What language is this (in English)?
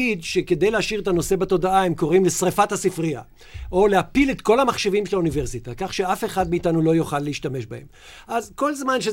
Hebrew